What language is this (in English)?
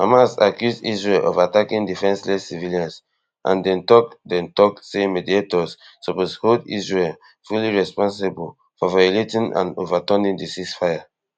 Nigerian Pidgin